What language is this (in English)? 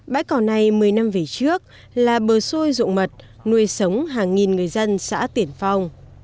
Vietnamese